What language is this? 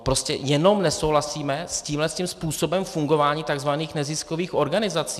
Czech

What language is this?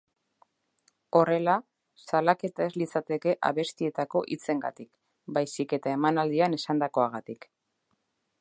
Basque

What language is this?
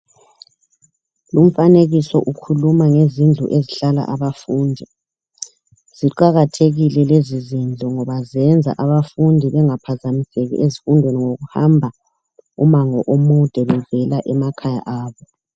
North Ndebele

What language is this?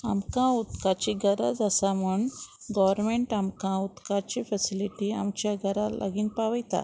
Konkani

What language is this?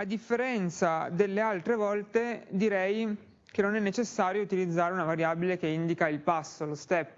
Italian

